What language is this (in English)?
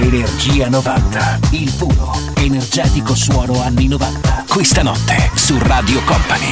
Italian